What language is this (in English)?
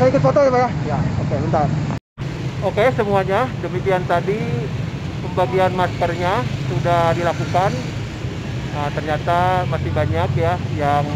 Indonesian